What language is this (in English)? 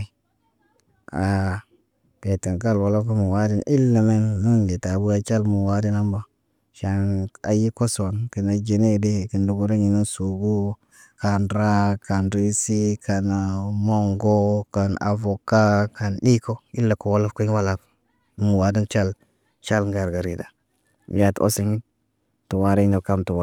Naba